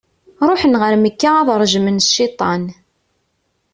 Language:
Kabyle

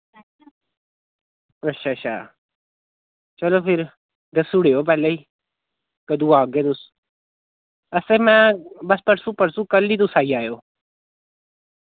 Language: Dogri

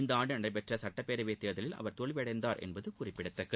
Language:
Tamil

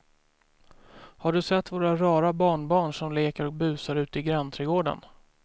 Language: Swedish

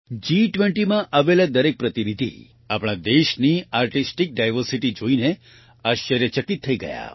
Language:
Gujarati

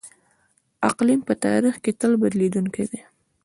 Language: Pashto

